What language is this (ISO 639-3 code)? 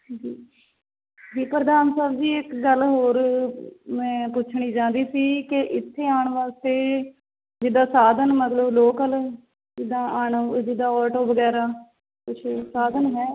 pan